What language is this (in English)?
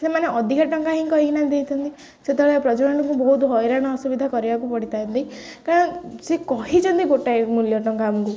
Odia